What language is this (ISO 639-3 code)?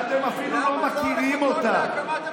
heb